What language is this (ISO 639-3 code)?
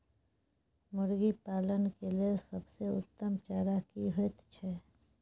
mai